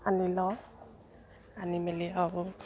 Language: Assamese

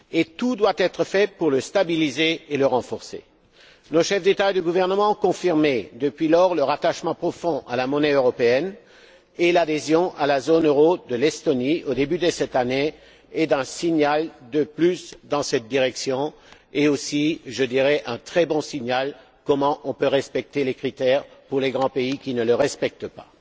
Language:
French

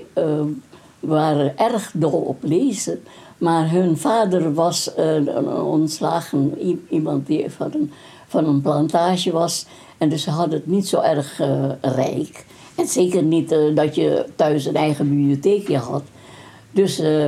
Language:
Dutch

